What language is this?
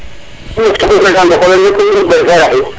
Serer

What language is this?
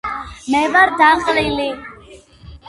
Georgian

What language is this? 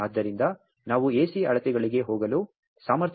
Kannada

